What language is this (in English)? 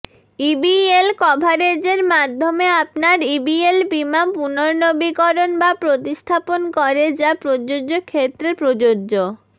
Bangla